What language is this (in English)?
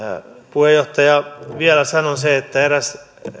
Finnish